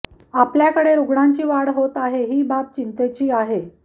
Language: Marathi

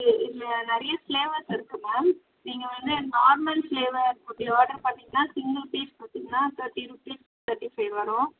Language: Tamil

